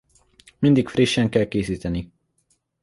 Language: Hungarian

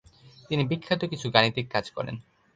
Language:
Bangla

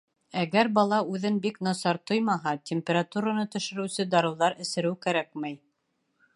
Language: Bashkir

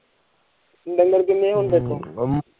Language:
Punjabi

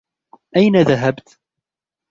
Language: Arabic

